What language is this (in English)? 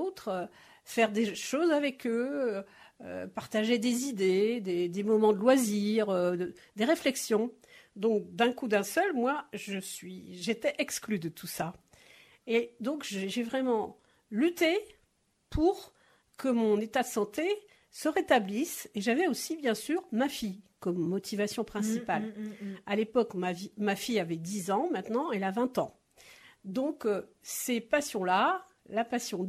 French